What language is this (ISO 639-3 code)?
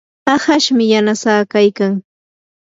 qur